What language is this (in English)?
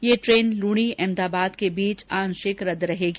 Hindi